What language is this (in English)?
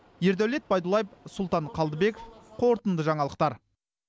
Kazakh